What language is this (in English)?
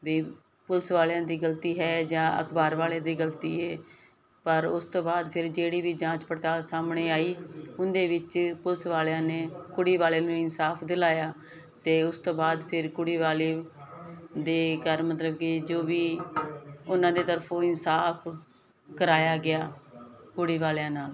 Punjabi